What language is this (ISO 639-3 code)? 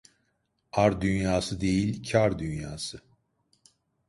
tur